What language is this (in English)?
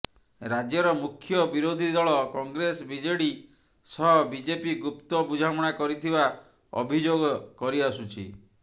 Odia